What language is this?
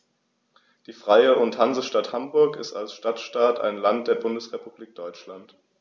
German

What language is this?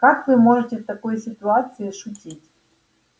Russian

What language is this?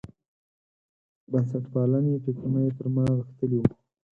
Pashto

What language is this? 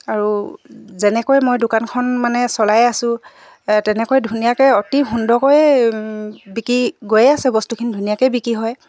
Assamese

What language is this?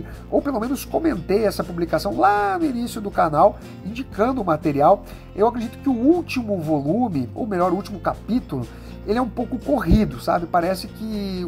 Portuguese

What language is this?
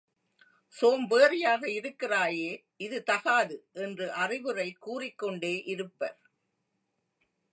Tamil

